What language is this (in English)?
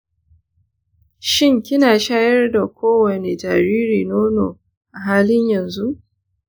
Hausa